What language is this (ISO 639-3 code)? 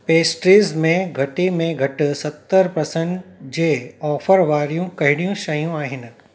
snd